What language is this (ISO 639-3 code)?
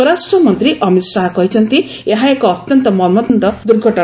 ori